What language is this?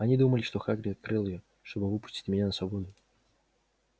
Russian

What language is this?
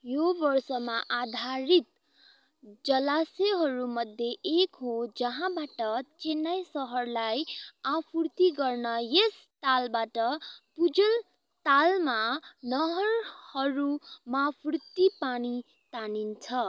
Nepali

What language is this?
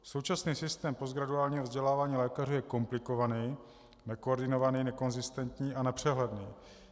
Czech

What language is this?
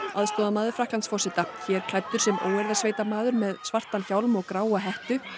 Icelandic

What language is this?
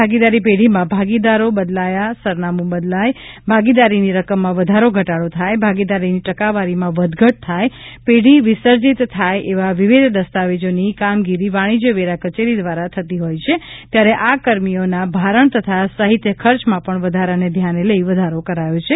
Gujarati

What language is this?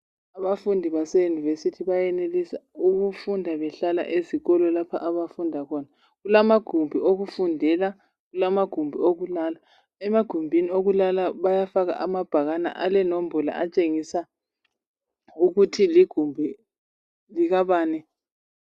North Ndebele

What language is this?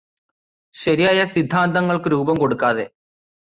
Malayalam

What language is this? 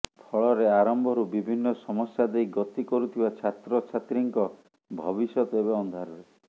Odia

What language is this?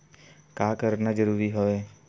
Chhattisgarhi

